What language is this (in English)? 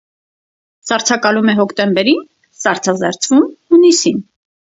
Armenian